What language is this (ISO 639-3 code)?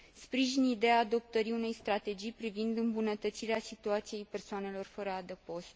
ron